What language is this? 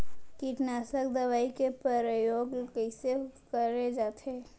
Chhattisgarhi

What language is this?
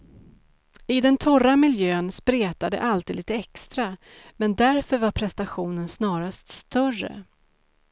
Swedish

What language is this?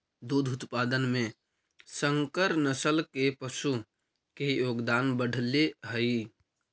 Magahi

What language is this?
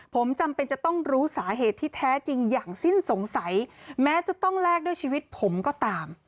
Thai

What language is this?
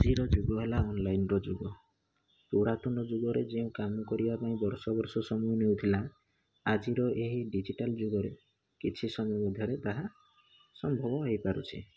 Odia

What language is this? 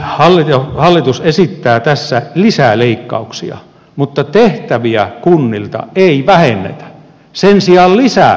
Finnish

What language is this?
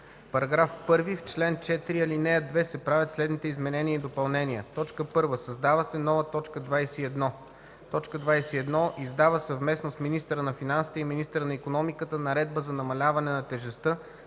Bulgarian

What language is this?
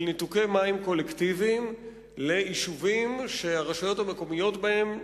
Hebrew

